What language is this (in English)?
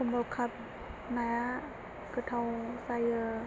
Bodo